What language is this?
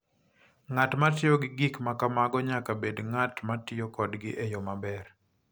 Luo (Kenya and Tanzania)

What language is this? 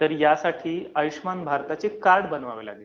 Marathi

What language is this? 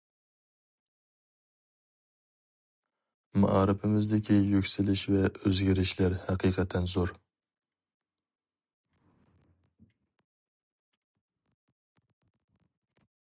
Uyghur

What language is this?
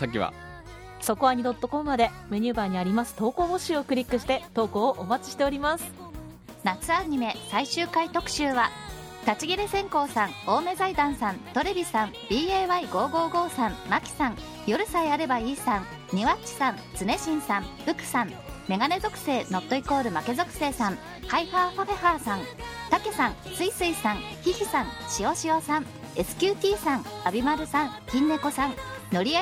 Japanese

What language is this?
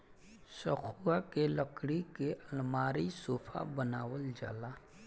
Bhojpuri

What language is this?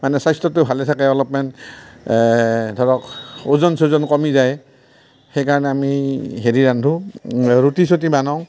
Assamese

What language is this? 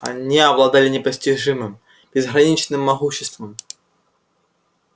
Russian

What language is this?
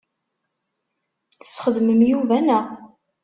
Kabyle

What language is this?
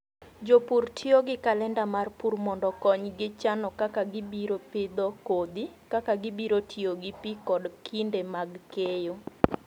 Luo (Kenya and Tanzania)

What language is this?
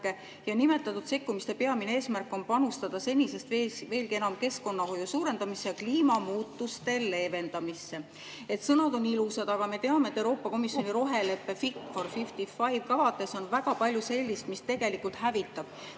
Estonian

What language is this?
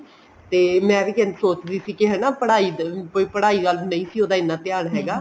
Punjabi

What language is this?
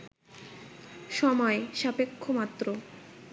Bangla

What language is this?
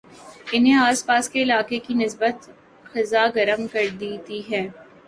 Urdu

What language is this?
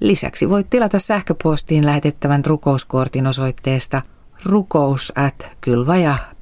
Finnish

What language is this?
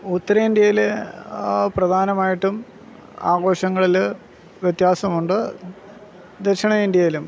Malayalam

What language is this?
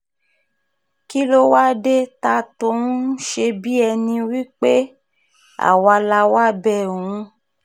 Yoruba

